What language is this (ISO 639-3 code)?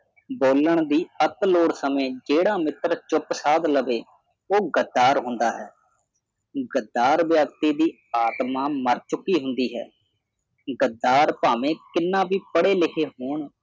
pan